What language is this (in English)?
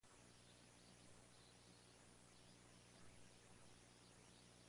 Spanish